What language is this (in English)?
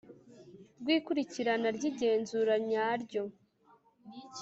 Kinyarwanda